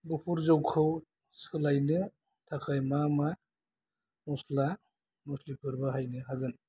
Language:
Bodo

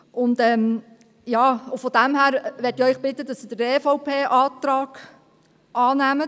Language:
Swiss German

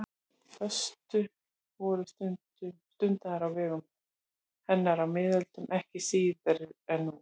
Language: Icelandic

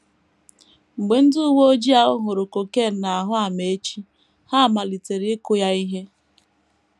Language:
Igbo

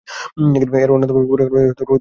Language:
Bangla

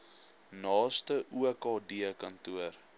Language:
Afrikaans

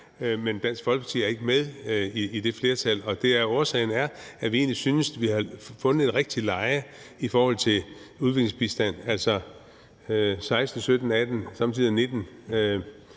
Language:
Danish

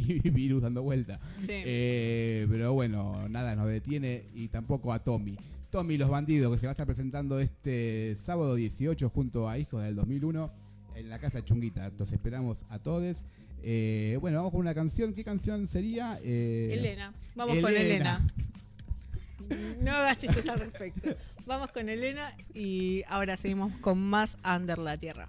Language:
Spanish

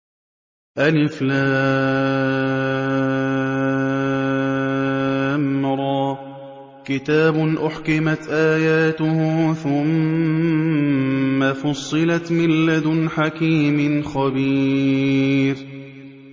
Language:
Arabic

